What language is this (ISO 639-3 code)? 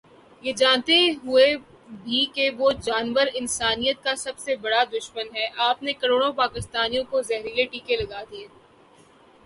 urd